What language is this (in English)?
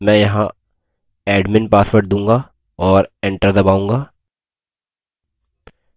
Hindi